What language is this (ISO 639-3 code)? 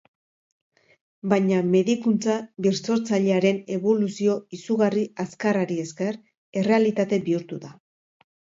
eus